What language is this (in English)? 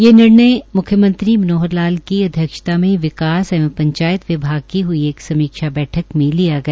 Hindi